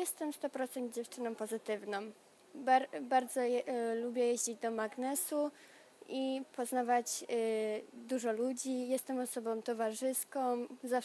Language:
Polish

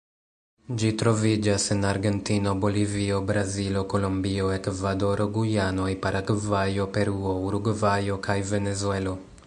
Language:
Esperanto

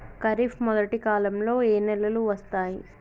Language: Telugu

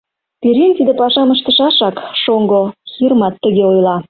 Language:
Mari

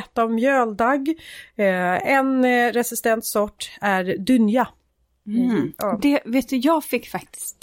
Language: Swedish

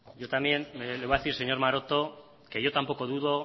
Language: Spanish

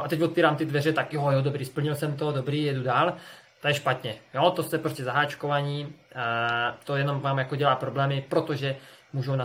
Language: Czech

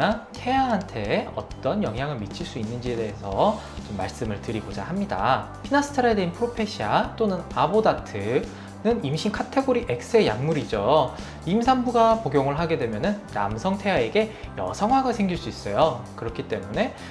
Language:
Korean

